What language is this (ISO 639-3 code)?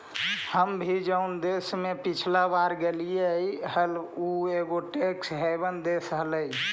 mag